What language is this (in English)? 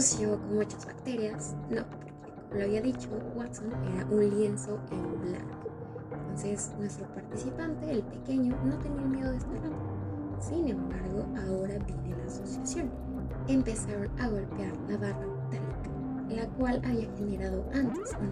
Spanish